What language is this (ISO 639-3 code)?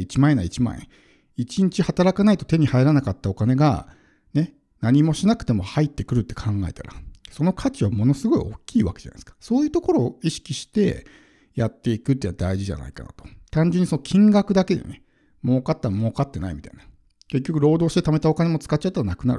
jpn